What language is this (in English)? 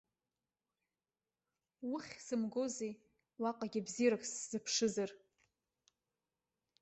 Abkhazian